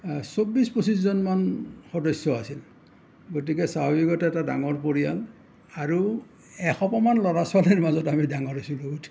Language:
Assamese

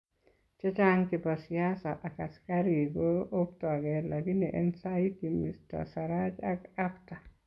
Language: Kalenjin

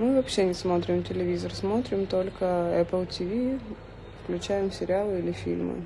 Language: Russian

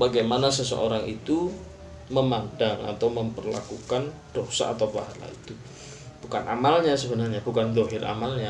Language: Malay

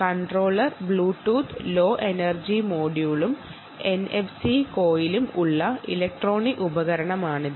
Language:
Malayalam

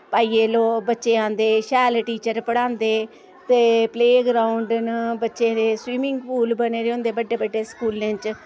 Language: Dogri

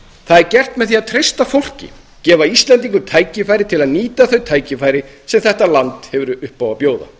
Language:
Icelandic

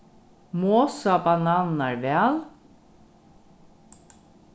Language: Faroese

